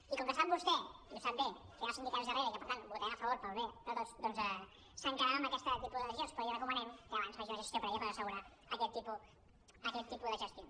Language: Catalan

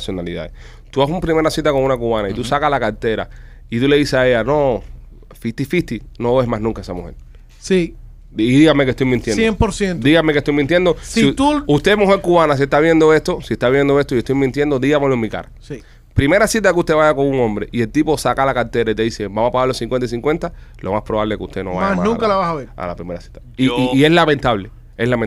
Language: Spanish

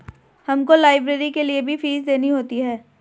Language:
Hindi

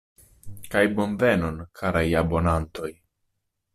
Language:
Esperanto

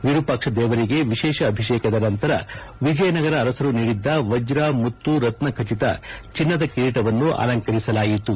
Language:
Kannada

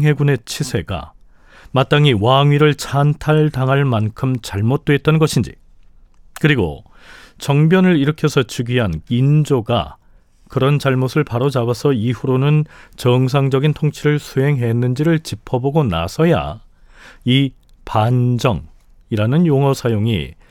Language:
Korean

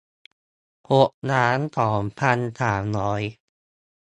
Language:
Thai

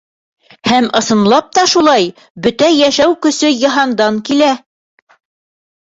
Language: Bashkir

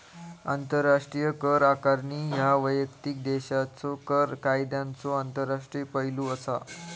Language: Marathi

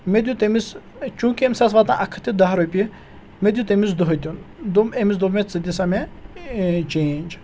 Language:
Kashmiri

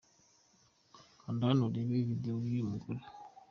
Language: Kinyarwanda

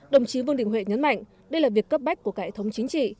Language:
Vietnamese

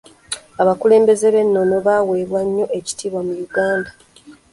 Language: Ganda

